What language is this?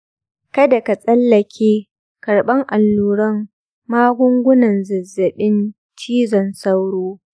Hausa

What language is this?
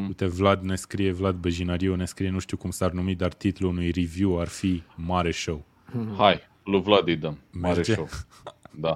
Romanian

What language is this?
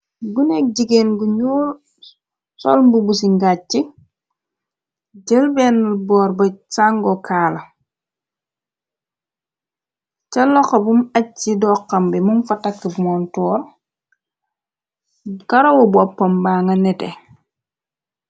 Wolof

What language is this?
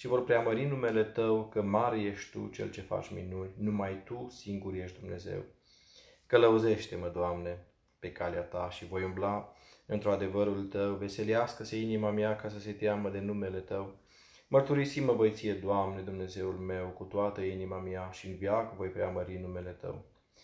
Romanian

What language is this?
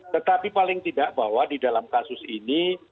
Indonesian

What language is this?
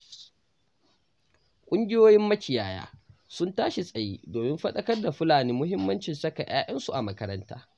Hausa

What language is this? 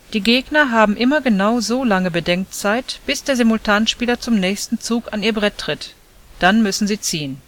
German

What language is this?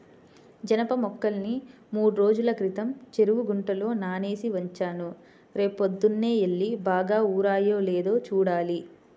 Telugu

